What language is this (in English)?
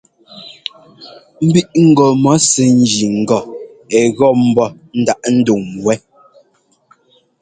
Ngomba